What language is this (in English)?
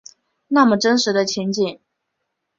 Chinese